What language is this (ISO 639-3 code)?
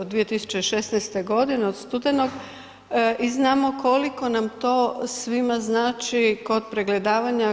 hrv